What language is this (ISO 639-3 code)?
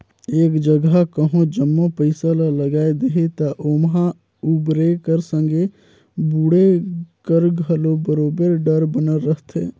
hne